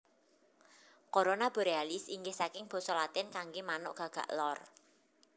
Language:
Javanese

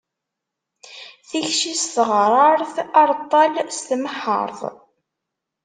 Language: Kabyle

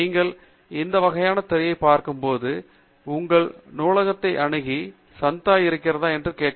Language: Tamil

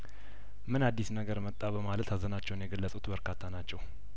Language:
Amharic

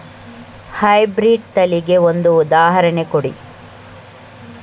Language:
Kannada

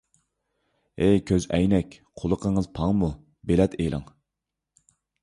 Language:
Uyghur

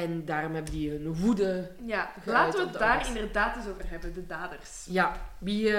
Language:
Dutch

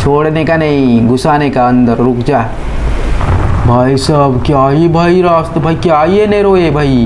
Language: Hindi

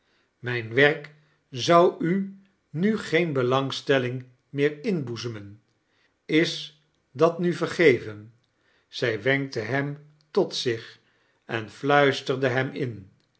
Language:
Dutch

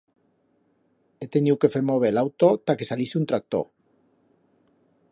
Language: Aragonese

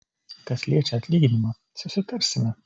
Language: Lithuanian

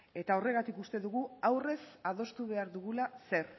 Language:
Basque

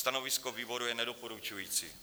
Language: Czech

